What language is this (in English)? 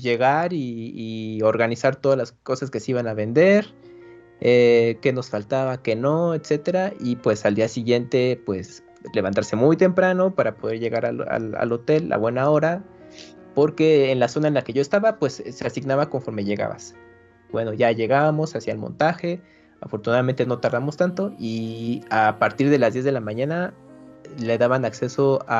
Spanish